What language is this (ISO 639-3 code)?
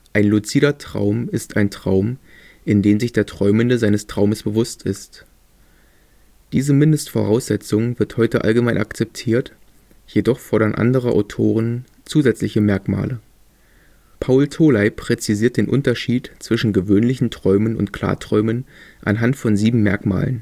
deu